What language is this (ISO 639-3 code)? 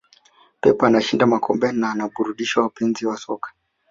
swa